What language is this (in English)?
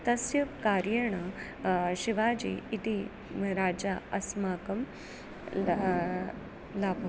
Sanskrit